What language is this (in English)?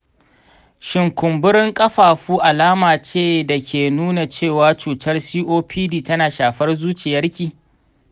Hausa